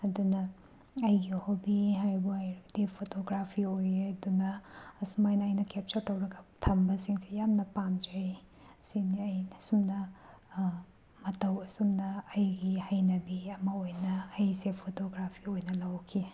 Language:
Manipuri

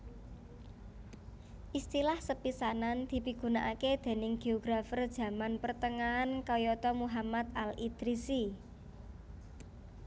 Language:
Javanese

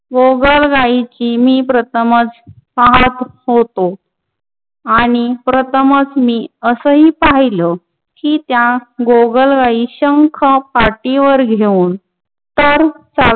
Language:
Marathi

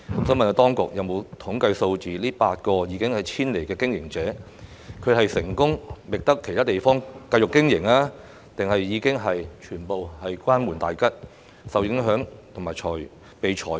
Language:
Cantonese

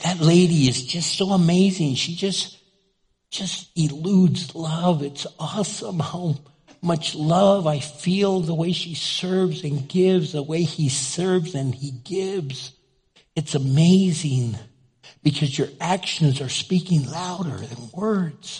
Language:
English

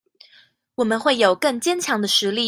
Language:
Chinese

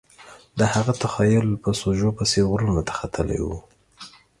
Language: Pashto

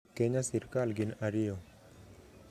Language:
Luo (Kenya and Tanzania)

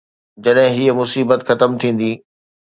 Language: Sindhi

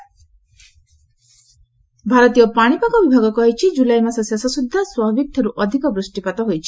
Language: Odia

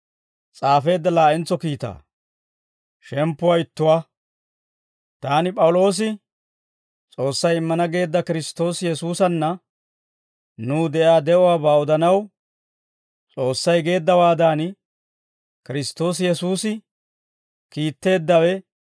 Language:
Dawro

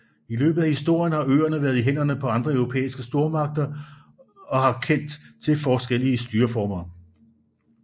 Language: Danish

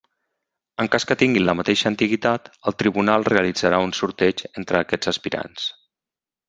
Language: Catalan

